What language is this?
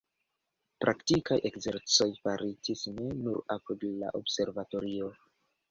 Esperanto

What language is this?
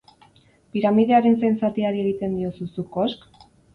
Basque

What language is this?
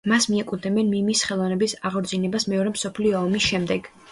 Georgian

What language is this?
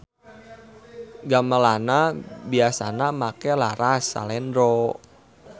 Sundanese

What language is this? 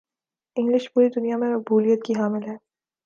Urdu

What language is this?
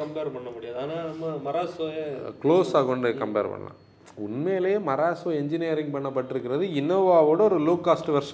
Tamil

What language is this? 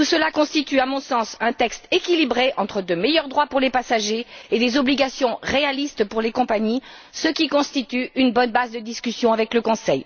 French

